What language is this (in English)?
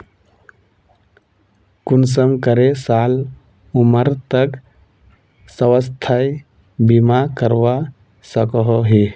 Magahi